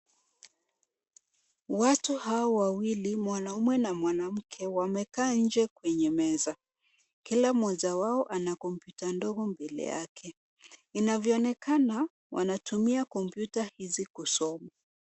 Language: Swahili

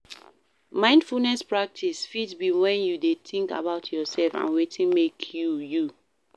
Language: Nigerian Pidgin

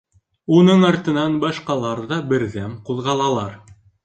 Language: Bashkir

